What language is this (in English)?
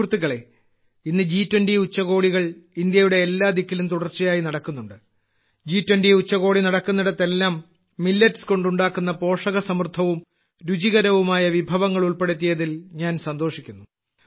Malayalam